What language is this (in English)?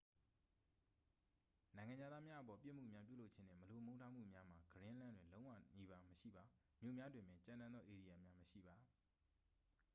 Burmese